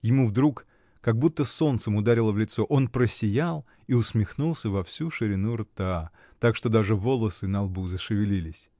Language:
Russian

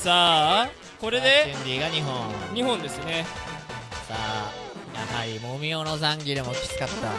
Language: Japanese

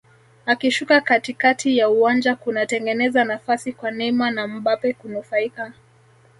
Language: Swahili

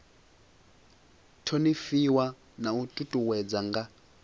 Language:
Venda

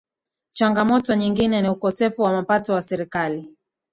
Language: Swahili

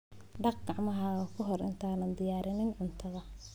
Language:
Somali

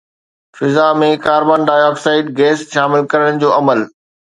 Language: Sindhi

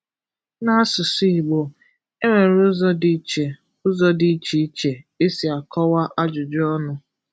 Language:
Igbo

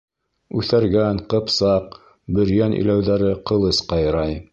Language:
Bashkir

